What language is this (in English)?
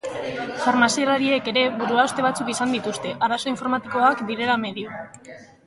Basque